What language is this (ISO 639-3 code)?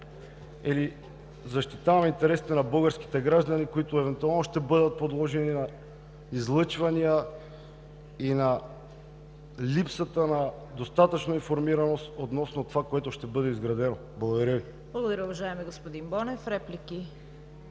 bul